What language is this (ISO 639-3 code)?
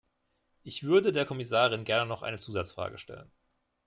deu